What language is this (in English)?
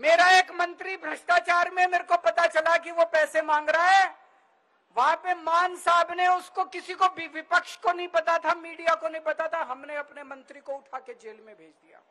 Hindi